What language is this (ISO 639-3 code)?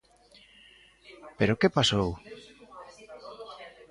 glg